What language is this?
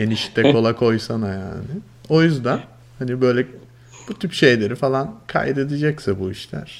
Turkish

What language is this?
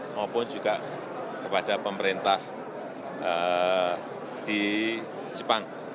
Indonesian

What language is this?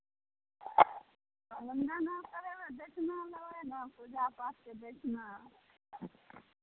Maithili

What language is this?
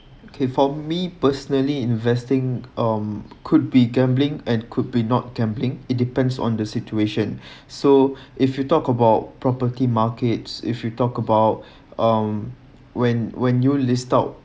English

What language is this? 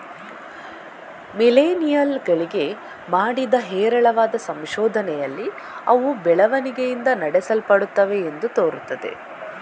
Kannada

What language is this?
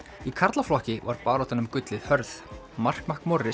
Icelandic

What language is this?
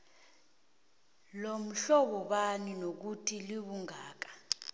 South Ndebele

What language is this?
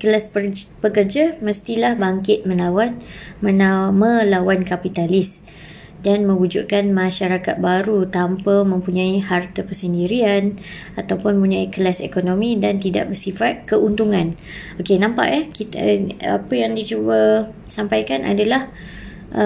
Malay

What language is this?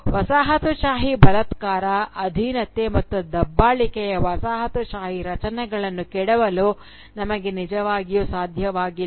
Kannada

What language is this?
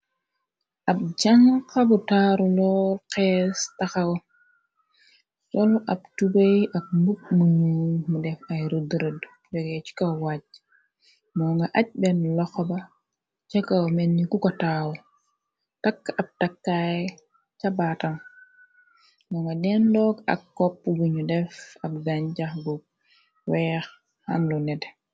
Wolof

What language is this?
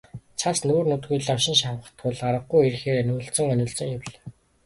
Mongolian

